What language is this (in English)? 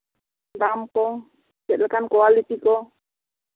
Santali